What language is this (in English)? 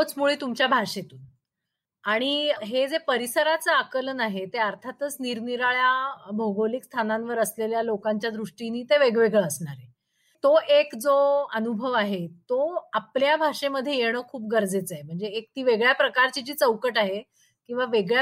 Marathi